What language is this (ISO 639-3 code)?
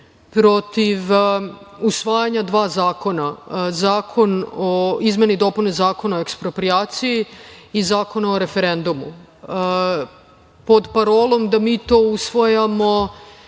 srp